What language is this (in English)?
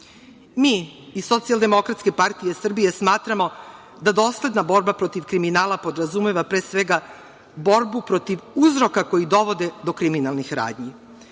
Serbian